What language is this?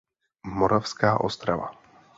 Czech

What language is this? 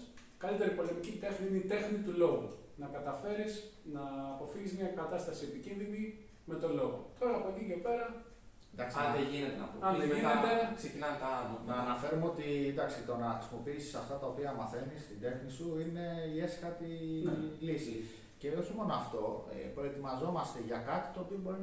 Greek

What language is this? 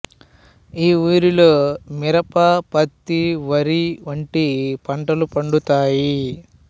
Telugu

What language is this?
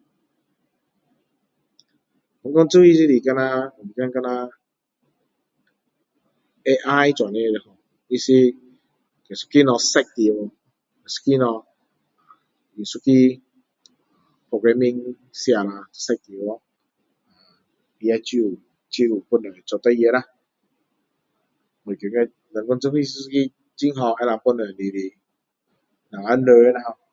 Min Dong Chinese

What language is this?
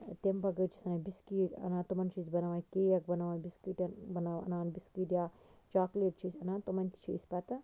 Kashmiri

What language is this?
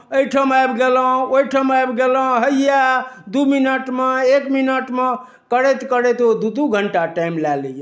Maithili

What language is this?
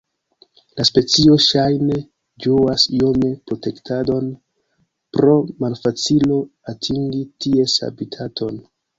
Esperanto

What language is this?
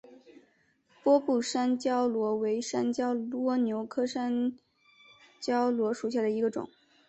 Chinese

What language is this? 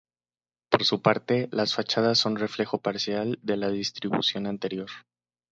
Spanish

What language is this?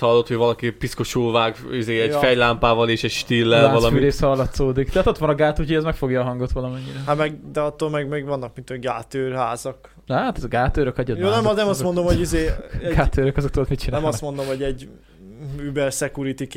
Hungarian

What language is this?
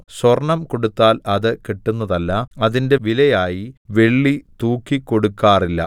Malayalam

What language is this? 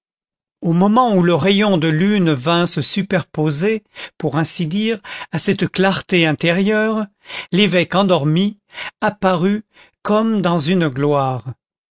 French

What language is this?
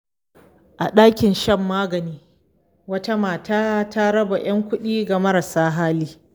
Hausa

